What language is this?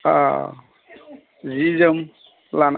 Bodo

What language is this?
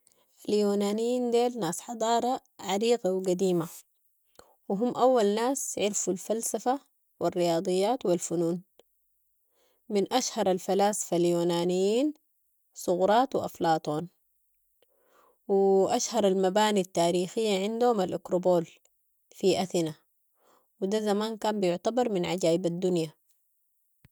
Sudanese Arabic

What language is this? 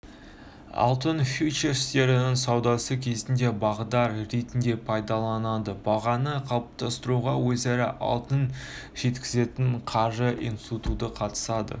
Kazakh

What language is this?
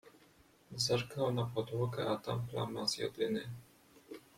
Polish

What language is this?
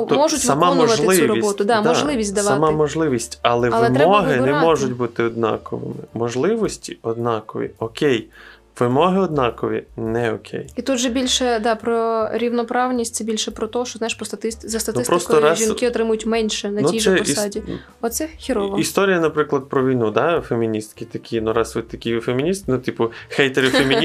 Ukrainian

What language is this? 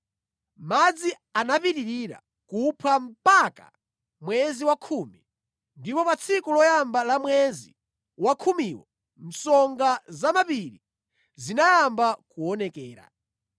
Nyanja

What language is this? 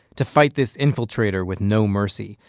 English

